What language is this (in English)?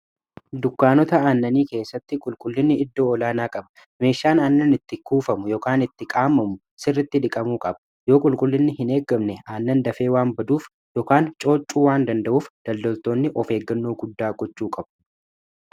Oromo